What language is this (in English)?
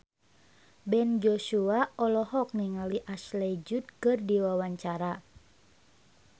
Sundanese